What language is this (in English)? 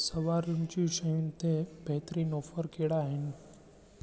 Sindhi